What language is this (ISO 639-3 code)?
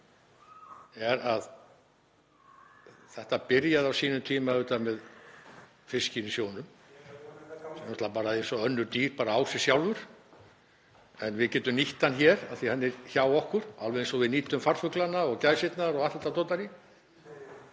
isl